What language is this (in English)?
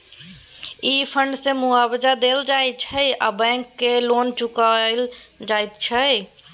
Maithili